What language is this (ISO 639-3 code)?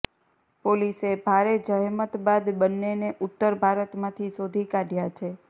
guj